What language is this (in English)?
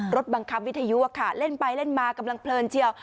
Thai